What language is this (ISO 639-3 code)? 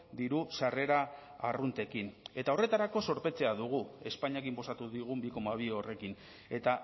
eus